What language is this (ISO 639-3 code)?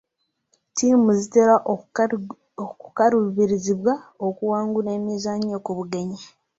lug